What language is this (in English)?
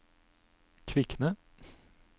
Norwegian